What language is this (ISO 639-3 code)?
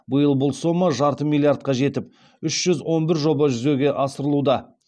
kaz